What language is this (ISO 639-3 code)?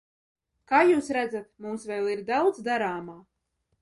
lav